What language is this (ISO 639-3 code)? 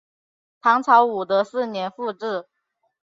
zho